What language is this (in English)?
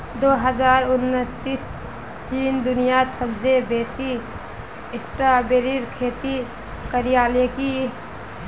Magahi